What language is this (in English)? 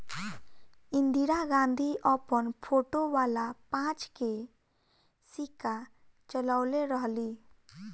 Bhojpuri